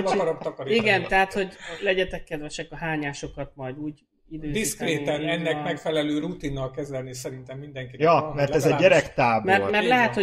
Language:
Hungarian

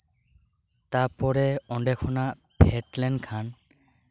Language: Santali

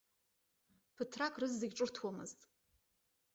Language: Abkhazian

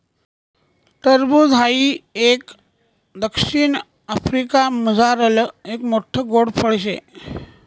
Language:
Marathi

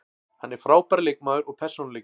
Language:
Icelandic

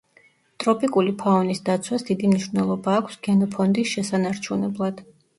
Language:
Georgian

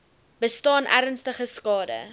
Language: Afrikaans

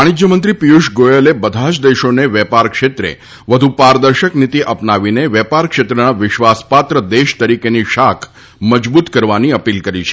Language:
Gujarati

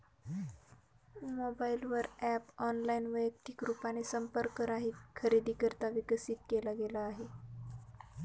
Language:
Marathi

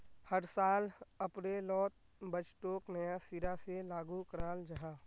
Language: Magahi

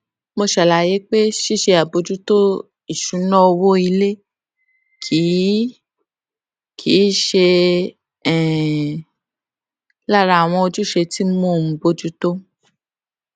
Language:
Yoruba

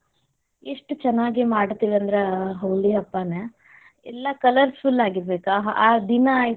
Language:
Kannada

